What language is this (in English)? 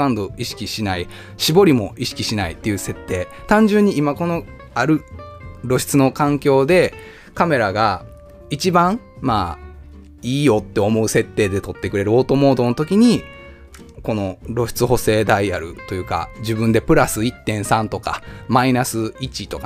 Japanese